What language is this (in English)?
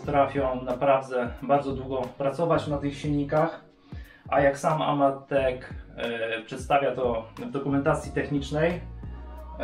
Polish